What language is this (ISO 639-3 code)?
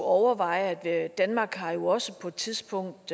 dan